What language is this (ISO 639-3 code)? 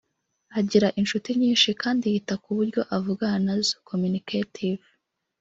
kin